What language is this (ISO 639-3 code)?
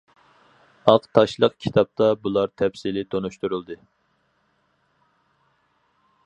uig